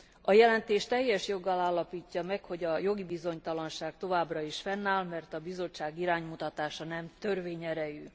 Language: Hungarian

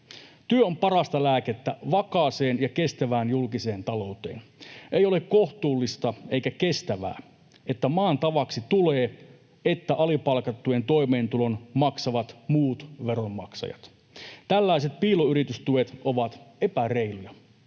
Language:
Finnish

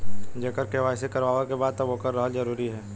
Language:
Bhojpuri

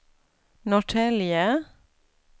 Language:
Swedish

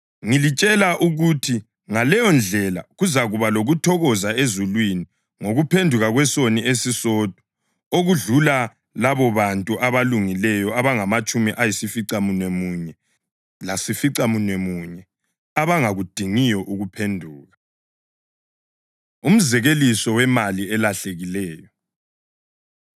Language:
North Ndebele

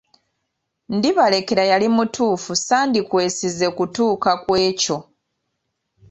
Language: Ganda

